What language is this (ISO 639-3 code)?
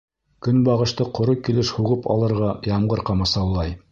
bak